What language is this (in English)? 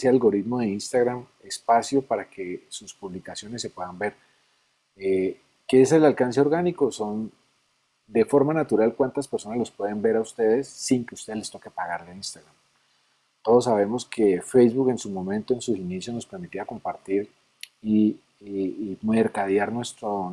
Spanish